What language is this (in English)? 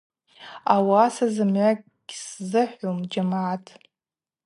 Abaza